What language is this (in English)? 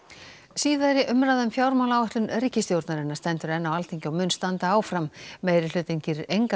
Icelandic